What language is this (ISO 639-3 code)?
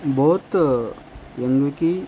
tel